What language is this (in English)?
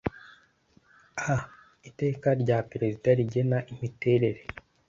Kinyarwanda